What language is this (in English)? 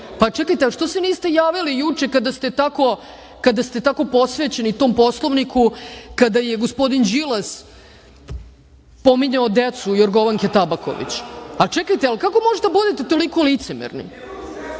Serbian